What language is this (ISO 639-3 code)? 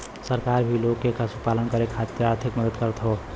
bho